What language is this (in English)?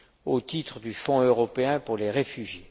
French